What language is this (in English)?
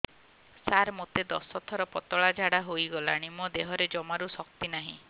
Odia